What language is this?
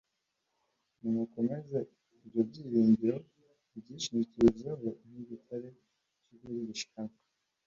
Kinyarwanda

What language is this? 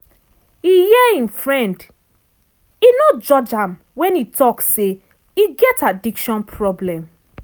Nigerian Pidgin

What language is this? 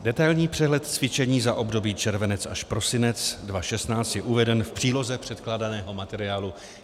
Czech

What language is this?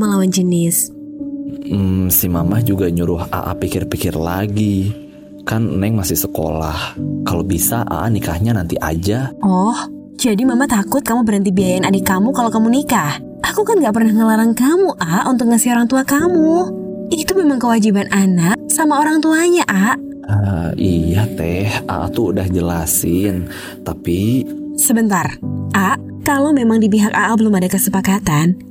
Indonesian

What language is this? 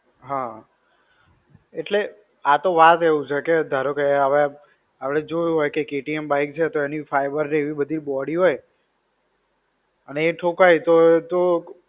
Gujarati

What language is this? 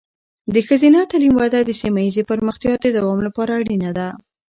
Pashto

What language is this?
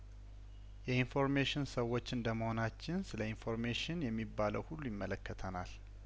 Amharic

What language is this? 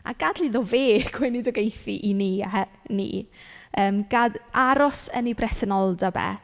Welsh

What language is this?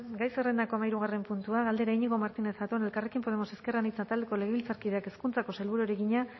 Basque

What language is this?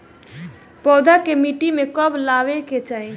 Bhojpuri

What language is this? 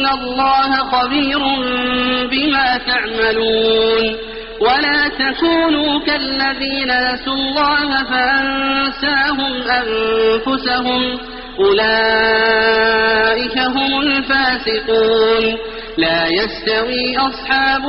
Arabic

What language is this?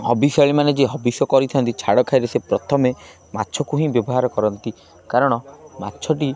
Odia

